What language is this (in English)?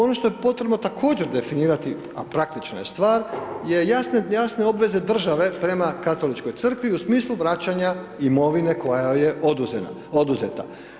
Croatian